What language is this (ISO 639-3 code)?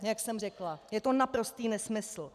ces